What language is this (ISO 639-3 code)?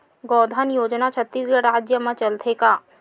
hne